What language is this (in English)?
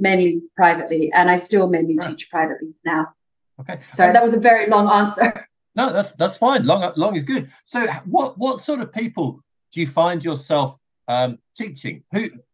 English